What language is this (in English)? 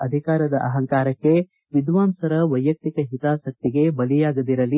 Kannada